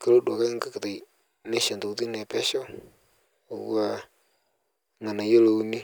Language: Masai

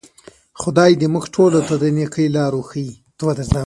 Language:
Pashto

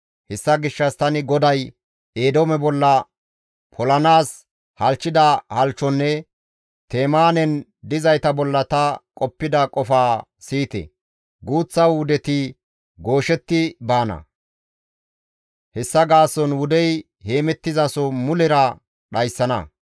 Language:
Gamo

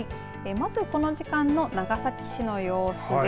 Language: Japanese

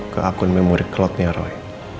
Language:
Indonesian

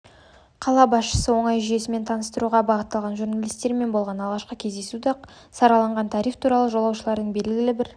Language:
Kazakh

